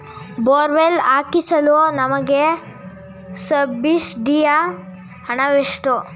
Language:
Kannada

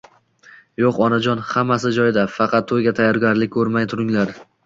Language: Uzbek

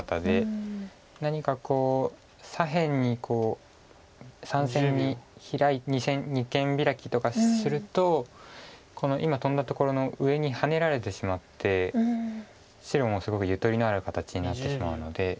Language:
Japanese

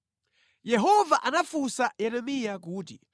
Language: Nyanja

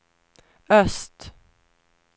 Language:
Swedish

